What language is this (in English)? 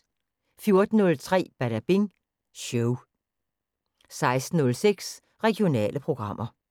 Danish